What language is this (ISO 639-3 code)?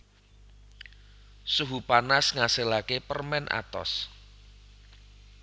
jav